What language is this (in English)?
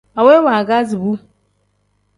Tem